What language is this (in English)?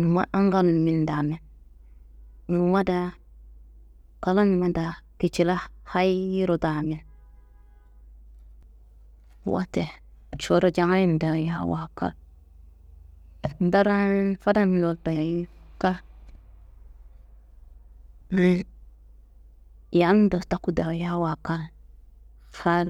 Kanembu